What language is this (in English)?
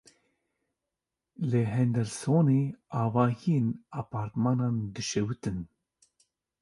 Kurdish